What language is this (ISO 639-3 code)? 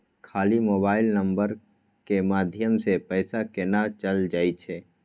mai